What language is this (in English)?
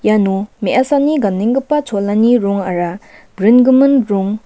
Garo